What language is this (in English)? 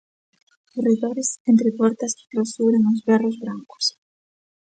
Galician